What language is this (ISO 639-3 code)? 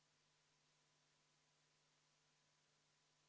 est